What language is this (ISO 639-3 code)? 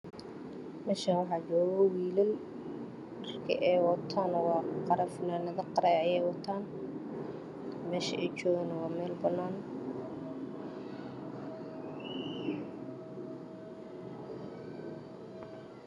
som